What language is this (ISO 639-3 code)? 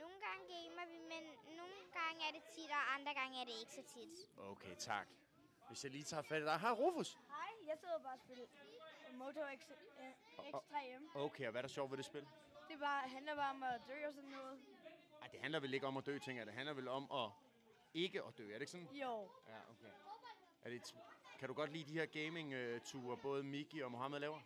dan